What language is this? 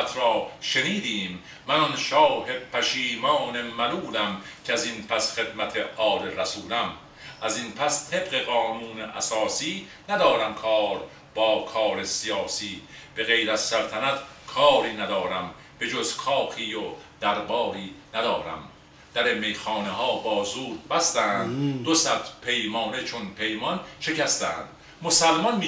Persian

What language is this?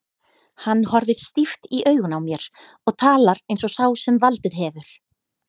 Icelandic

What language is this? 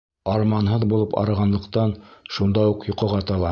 Bashkir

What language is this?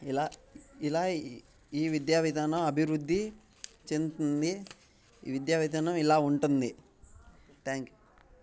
Telugu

